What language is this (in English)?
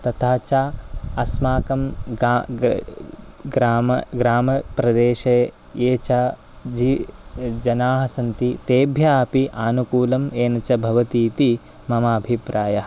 Sanskrit